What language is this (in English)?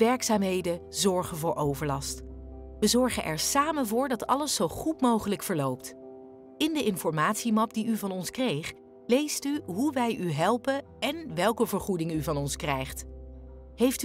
Dutch